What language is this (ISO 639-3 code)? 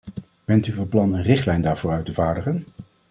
nld